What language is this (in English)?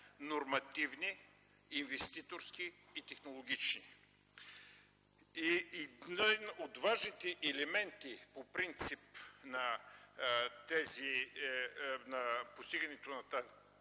Bulgarian